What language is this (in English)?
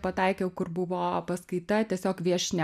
Lithuanian